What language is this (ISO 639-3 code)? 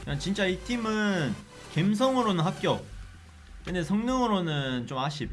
kor